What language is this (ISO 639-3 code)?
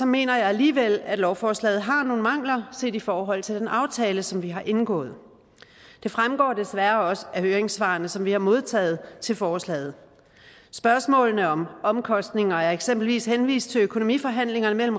dan